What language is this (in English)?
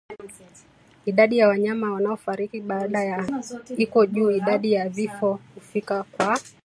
Swahili